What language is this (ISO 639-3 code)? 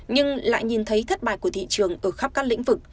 vie